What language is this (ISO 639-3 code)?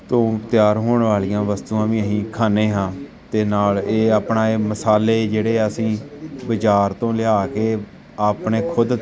pan